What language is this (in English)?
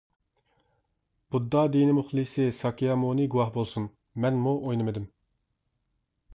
Uyghur